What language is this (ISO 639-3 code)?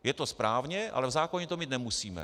ces